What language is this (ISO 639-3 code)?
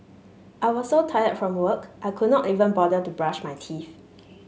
eng